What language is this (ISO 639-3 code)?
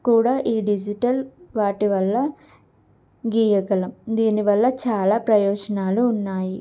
tel